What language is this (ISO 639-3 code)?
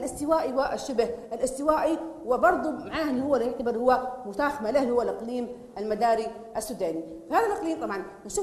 ara